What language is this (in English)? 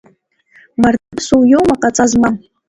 Abkhazian